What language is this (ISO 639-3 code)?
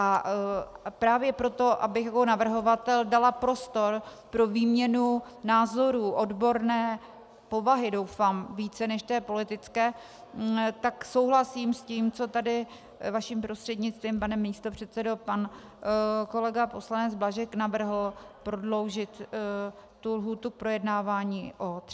ces